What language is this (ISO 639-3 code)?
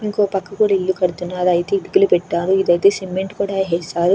tel